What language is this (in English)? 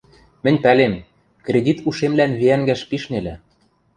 Western Mari